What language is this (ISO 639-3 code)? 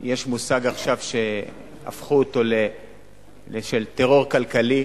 heb